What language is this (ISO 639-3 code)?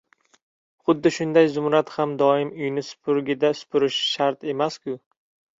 uzb